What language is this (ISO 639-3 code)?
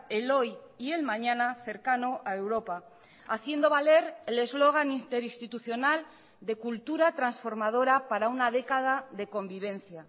spa